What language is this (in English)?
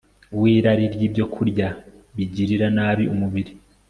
Kinyarwanda